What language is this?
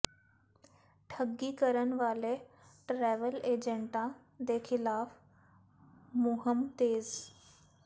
Punjabi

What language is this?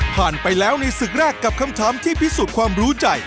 Thai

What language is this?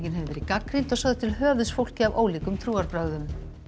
Icelandic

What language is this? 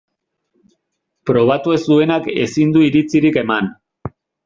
Basque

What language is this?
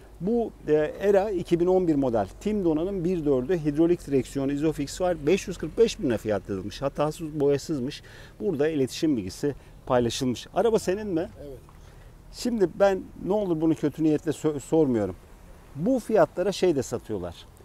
Turkish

